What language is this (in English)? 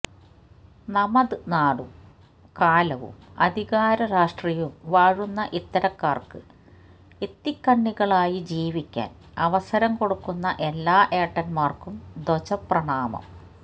Malayalam